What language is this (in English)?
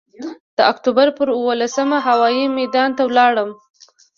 Pashto